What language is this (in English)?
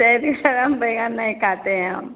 Maithili